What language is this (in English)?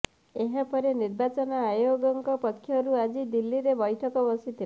Odia